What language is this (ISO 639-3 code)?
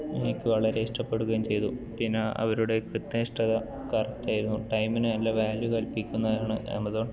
mal